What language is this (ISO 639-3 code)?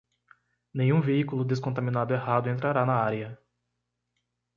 por